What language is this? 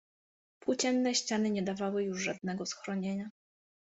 Polish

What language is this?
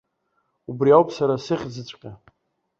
Abkhazian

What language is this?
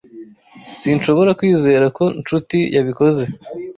Kinyarwanda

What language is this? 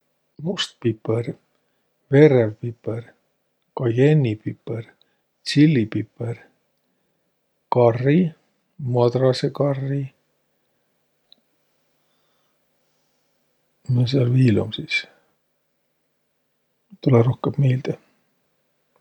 Võro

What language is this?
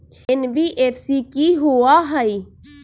Magahi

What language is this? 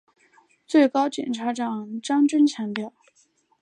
Chinese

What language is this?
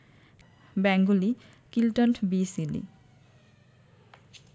Bangla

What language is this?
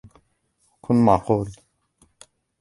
Arabic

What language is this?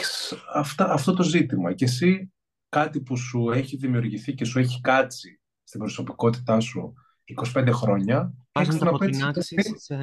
Greek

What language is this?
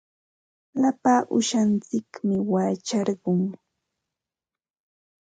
Ambo-Pasco Quechua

